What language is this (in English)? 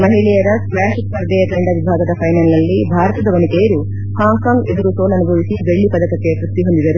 Kannada